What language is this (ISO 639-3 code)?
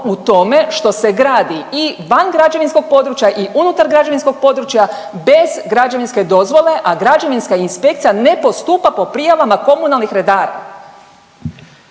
hrv